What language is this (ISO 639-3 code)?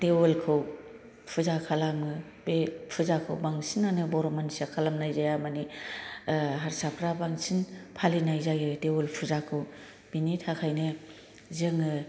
brx